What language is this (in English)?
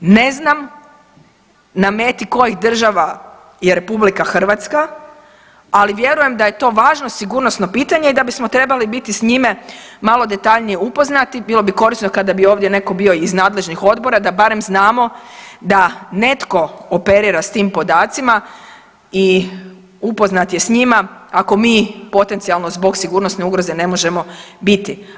Croatian